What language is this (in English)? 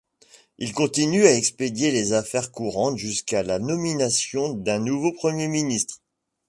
French